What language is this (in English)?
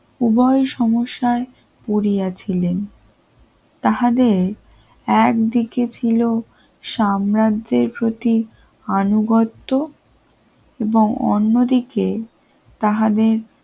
Bangla